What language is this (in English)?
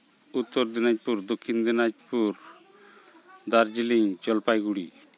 Santali